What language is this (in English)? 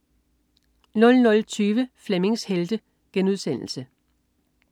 Danish